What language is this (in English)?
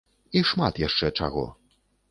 Belarusian